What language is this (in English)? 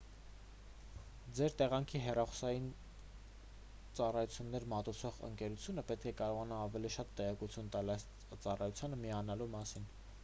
Armenian